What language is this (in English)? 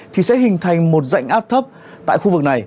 Vietnamese